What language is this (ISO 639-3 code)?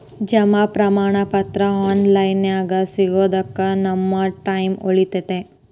kan